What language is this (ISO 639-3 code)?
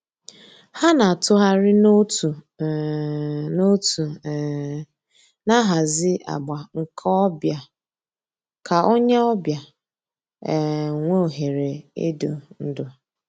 ibo